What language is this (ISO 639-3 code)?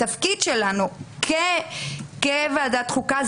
heb